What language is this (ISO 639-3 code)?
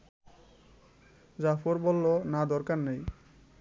ben